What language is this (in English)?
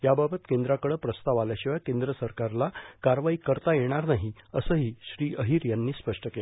Marathi